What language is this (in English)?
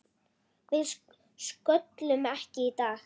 Icelandic